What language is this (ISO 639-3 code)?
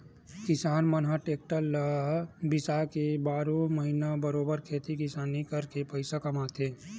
hne